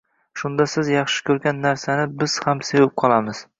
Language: Uzbek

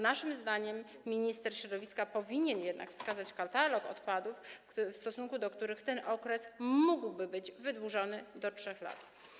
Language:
Polish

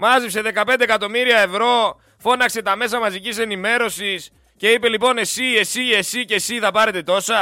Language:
Greek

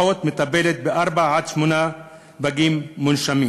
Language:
Hebrew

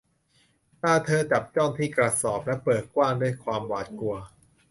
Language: Thai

